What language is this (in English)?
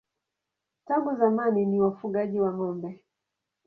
Swahili